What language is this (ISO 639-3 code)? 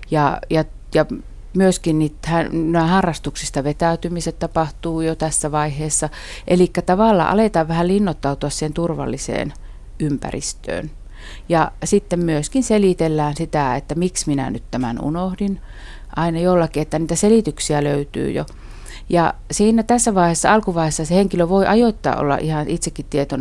fin